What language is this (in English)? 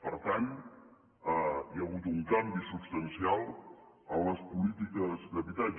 Catalan